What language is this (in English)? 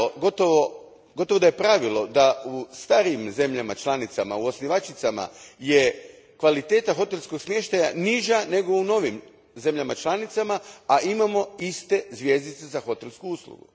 Croatian